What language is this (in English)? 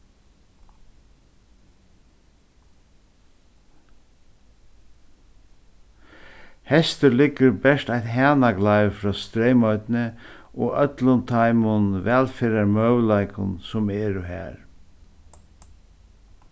Faroese